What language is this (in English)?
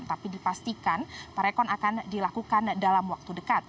Indonesian